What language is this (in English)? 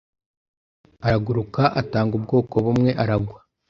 Kinyarwanda